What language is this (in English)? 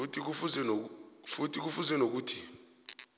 South Ndebele